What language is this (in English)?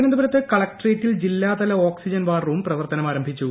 Malayalam